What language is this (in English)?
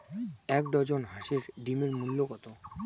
Bangla